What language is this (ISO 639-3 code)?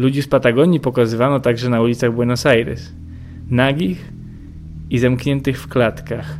pol